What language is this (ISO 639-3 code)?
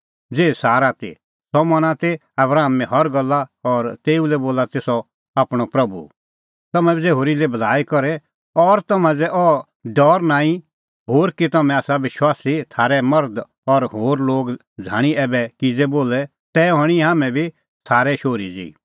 kfx